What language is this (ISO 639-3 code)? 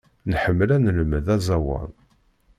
kab